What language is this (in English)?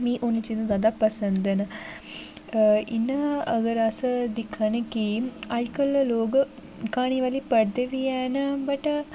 Dogri